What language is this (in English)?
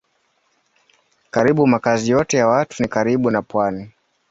Swahili